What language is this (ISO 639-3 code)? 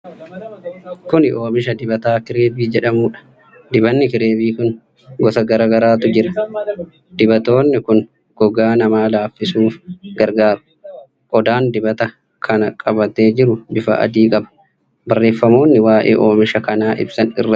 orm